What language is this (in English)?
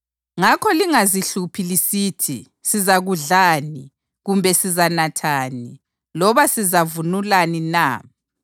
North Ndebele